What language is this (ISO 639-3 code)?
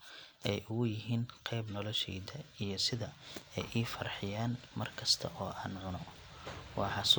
som